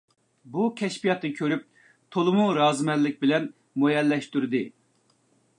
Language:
Uyghur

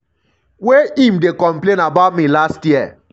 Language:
Nigerian Pidgin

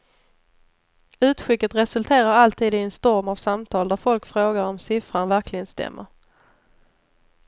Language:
Swedish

